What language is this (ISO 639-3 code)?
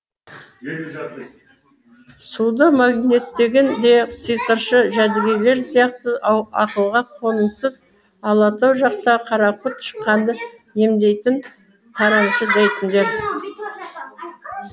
kaz